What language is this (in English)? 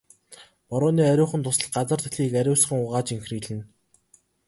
Mongolian